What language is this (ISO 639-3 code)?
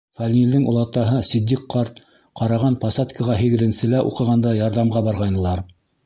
bak